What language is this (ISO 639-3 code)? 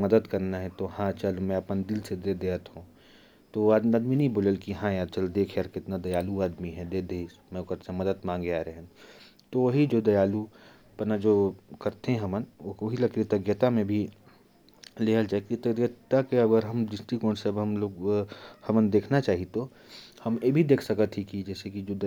kfp